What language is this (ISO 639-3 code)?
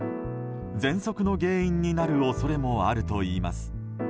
jpn